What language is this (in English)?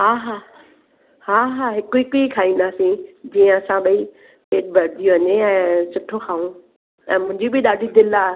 Sindhi